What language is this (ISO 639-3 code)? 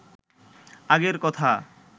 ben